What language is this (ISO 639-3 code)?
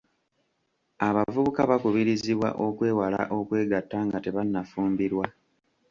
lug